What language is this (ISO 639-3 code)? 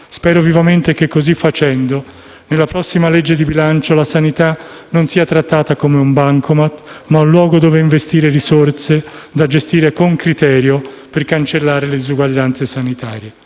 ita